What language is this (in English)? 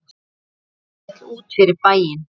Icelandic